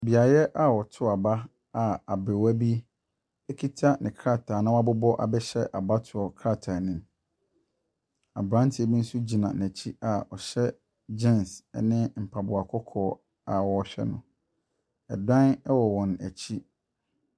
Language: Akan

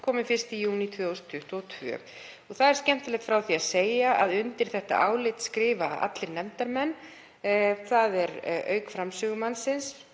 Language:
Icelandic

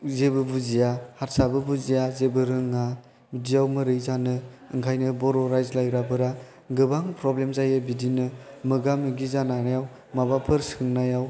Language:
Bodo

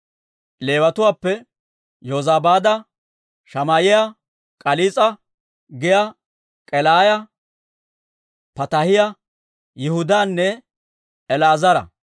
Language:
Dawro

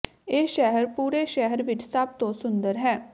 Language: Punjabi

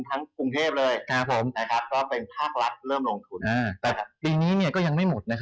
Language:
Thai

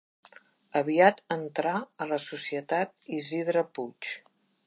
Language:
Catalan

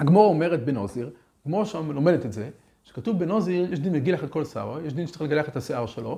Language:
Hebrew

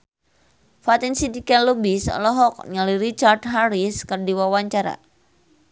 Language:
Sundanese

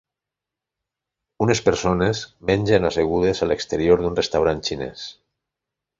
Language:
Catalan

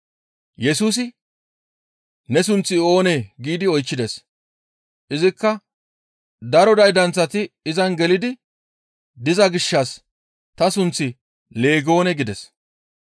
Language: Gamo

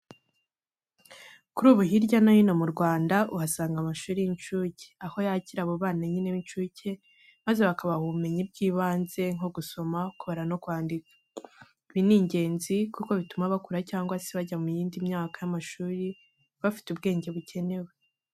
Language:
Kinyarwanda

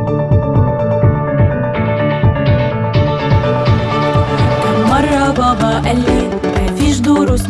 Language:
Arabic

